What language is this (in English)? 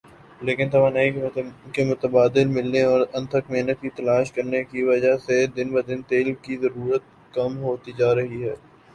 Urdu